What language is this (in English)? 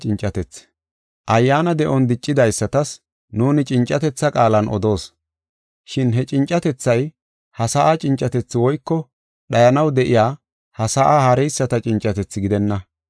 Gofa